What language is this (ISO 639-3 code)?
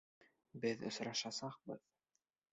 bak